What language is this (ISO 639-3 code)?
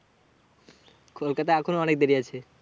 ben